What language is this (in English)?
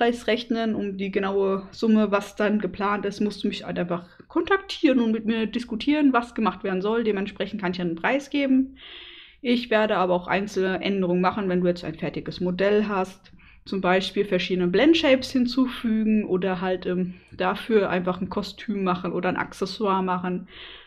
German